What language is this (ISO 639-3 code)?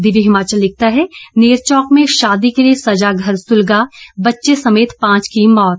hin